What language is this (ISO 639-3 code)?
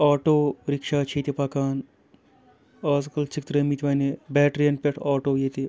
kas